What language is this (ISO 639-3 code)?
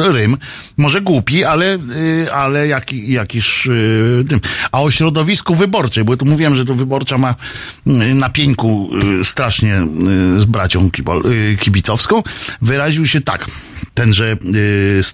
pol